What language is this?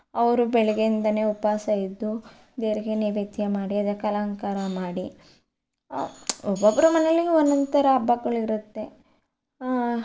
Kannada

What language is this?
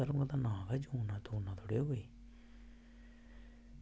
Dogri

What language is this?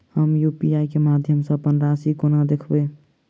Maithili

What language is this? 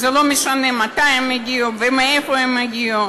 Hebrew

